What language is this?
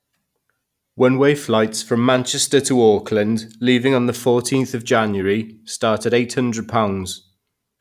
English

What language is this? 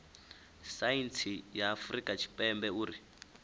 Venda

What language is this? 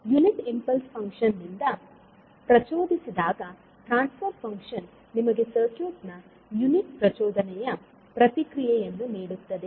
Kannada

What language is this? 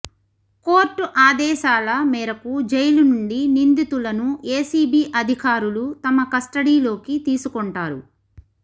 Telugu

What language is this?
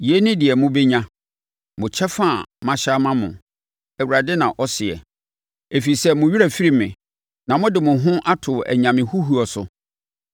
Akan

